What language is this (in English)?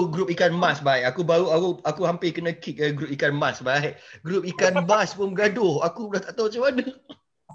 Malay